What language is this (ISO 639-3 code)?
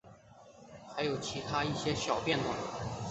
zho